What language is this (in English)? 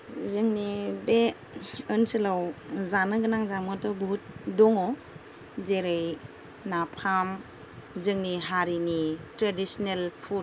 Bodo